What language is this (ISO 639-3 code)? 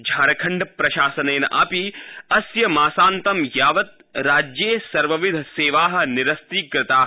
san